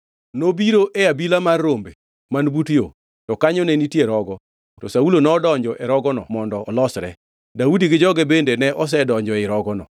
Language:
Luo (Kenya and Tanzania)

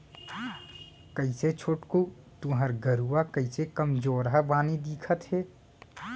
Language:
Chhattisgarhi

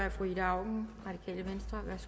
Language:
Danish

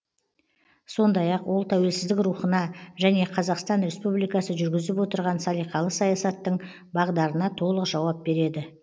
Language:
Kazakh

